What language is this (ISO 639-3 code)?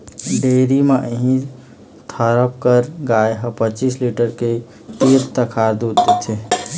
hne